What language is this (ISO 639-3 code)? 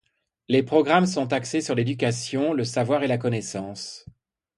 fra